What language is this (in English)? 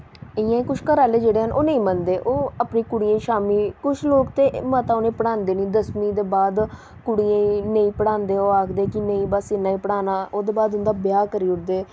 Dogri